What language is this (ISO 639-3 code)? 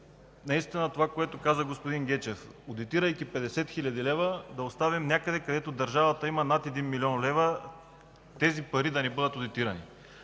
bul